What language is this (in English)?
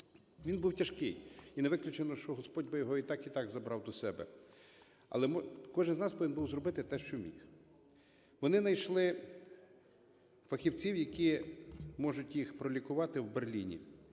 Ukrainian